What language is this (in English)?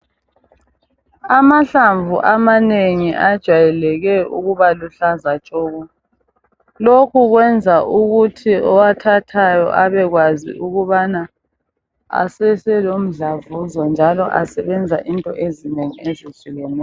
North Ndebele